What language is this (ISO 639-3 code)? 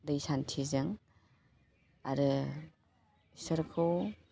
brx